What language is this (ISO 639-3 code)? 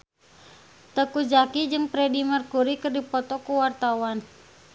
sun